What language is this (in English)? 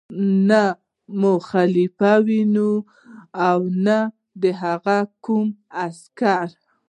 Pashto